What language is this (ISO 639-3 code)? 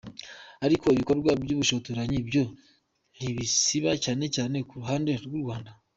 kin